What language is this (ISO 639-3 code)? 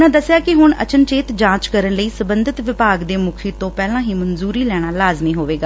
pan